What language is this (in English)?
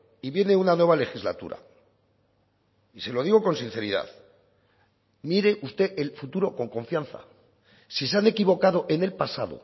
Spanish